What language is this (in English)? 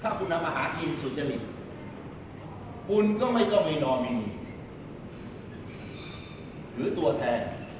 Thai